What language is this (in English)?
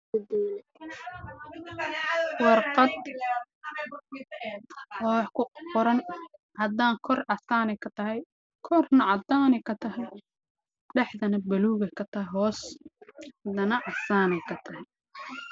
Somali